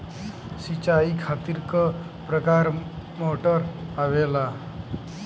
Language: Bhojpuri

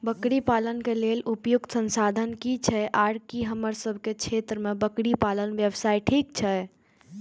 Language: Maithili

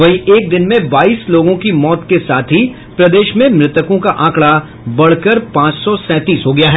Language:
Hindi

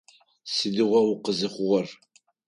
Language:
Adyghe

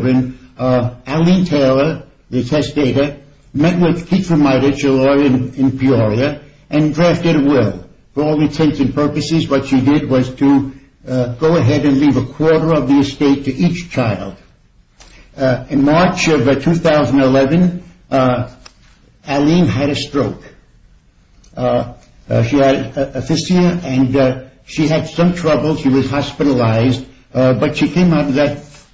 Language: English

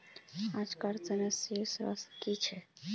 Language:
Magahi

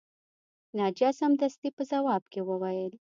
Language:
Pashto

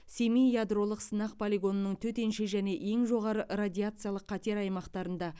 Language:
Kazakh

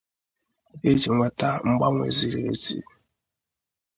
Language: Igbo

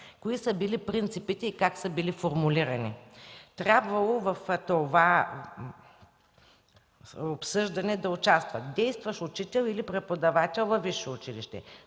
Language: Bulgarian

